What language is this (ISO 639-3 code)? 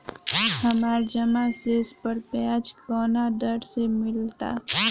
bho